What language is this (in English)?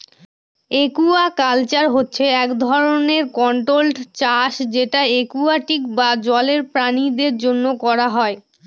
Bangla